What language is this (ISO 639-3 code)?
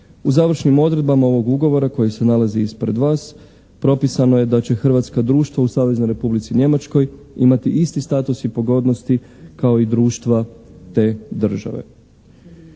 hrv